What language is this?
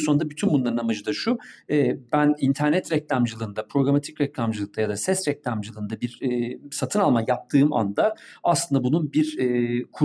Turkish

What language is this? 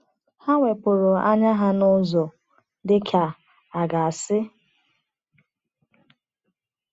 Igbo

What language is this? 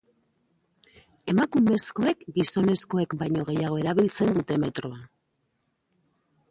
Basque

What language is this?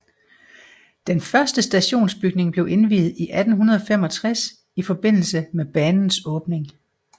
Danish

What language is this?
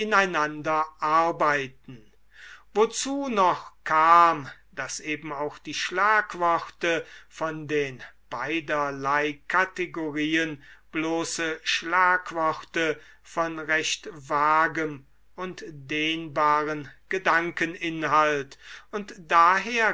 German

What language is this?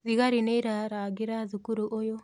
Kikuyu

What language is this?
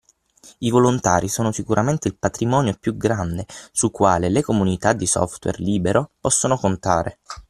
Italian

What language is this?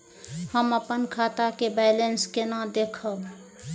Maithili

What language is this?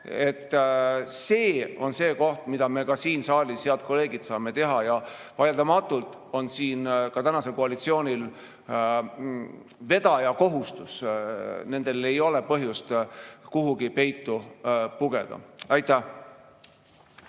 Estonian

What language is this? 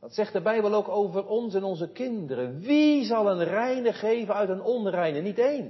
Dutch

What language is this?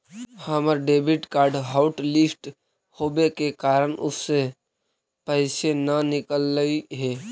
Magahi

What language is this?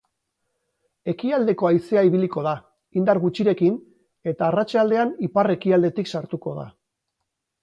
Basque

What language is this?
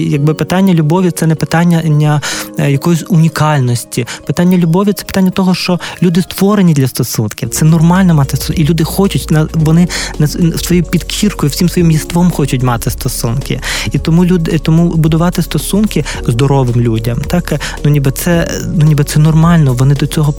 Ukrainian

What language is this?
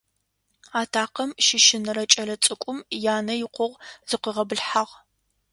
Adyghe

